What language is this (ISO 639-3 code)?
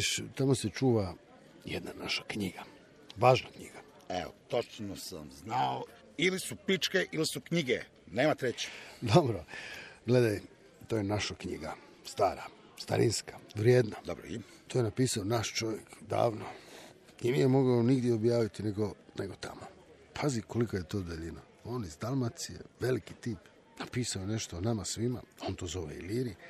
hrv